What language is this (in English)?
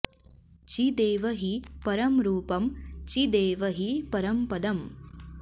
Sanskrit